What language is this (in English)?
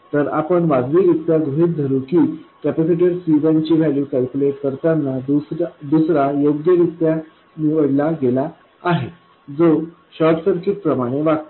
Marathi